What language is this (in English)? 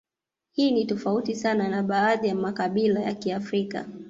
Swahili